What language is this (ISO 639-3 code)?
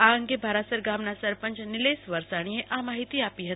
guj